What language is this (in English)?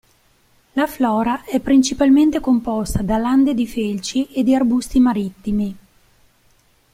Italian